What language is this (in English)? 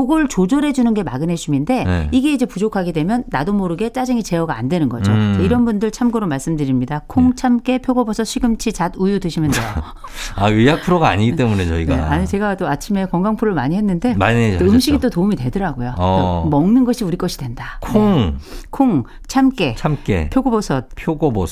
Korean